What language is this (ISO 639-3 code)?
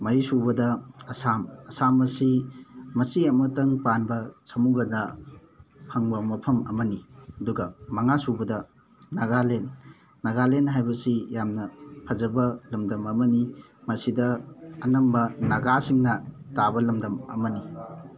mni